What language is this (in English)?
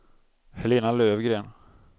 Swedish